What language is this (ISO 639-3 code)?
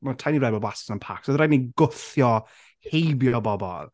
cym